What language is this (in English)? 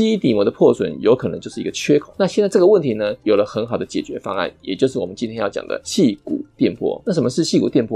Chinese